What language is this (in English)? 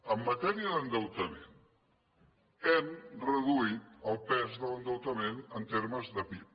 Catalan